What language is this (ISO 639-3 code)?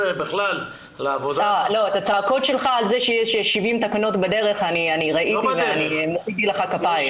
heb